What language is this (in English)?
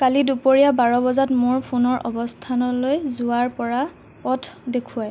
Assamese